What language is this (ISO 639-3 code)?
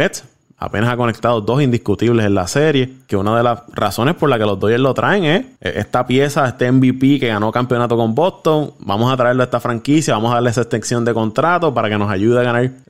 spa